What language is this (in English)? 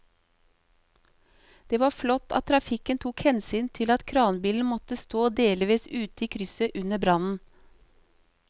Norwegian